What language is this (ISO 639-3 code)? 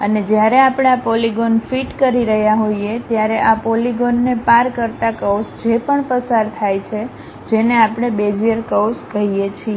guj